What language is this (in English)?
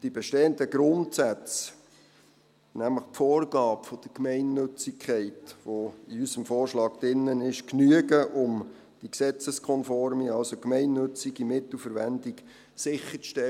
Swiss German